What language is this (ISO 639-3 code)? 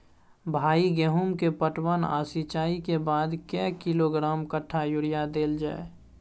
mai